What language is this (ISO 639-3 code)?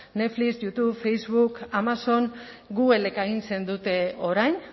eus